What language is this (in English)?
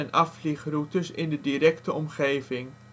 Dutch